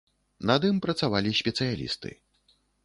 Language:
Belarusian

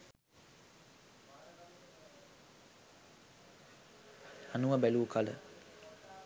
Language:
Sinhala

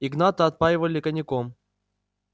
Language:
Russian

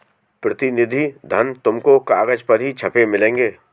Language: Hindi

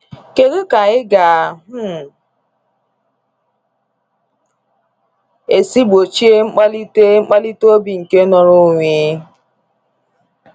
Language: Igbo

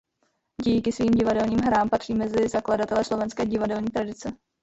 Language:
Czech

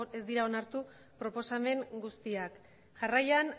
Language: Basque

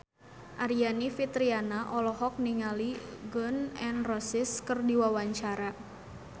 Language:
Sundanese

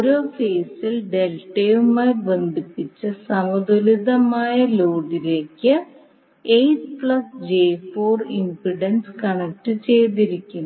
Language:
Malayalam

